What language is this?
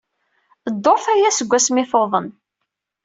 Kabyle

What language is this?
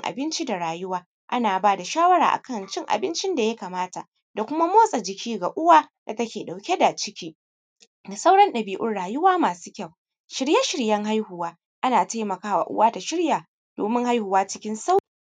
Hausa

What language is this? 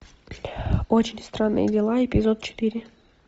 Russian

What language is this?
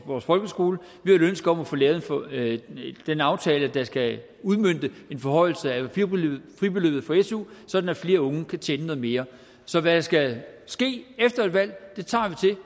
Danish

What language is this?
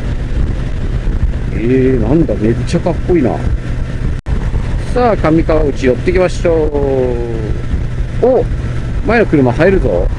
Japanese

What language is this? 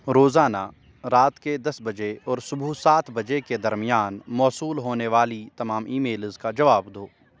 Urdu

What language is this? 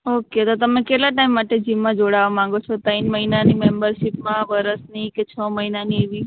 Gujarati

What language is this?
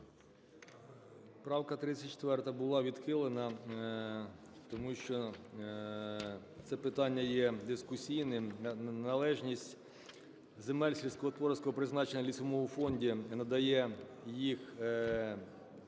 Ukrainian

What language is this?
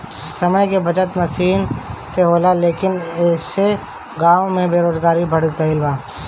Bhojpuri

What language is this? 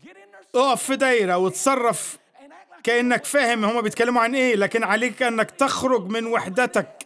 Arabic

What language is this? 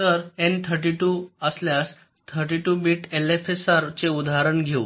Marathi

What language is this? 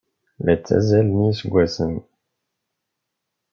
Kabyle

